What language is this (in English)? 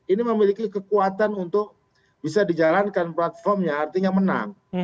Indonesian